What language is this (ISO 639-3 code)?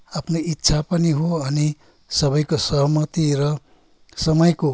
nep